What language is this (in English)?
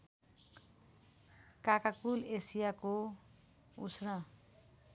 Nepali